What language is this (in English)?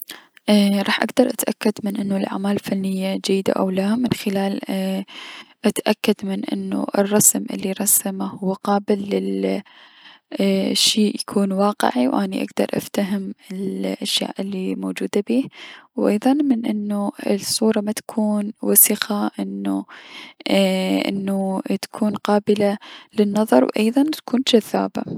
Mesopotamian Arabic